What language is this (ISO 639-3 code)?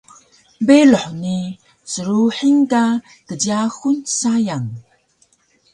trv